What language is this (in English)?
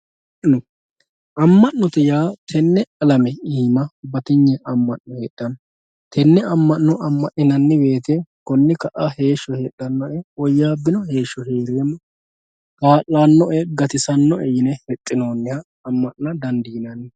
Sidamo